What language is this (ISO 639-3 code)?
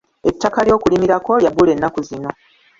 lug